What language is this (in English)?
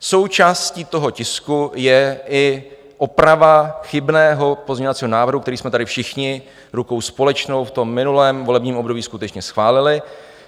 Czech